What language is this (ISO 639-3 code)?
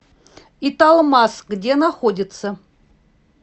rus